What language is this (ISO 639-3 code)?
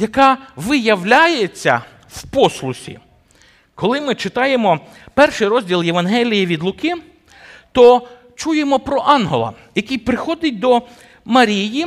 ukr